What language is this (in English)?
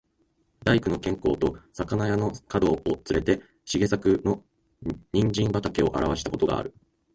Japanese